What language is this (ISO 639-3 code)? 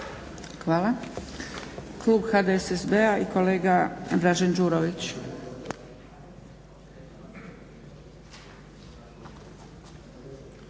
hrv